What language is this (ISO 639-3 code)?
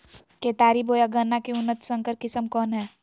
mag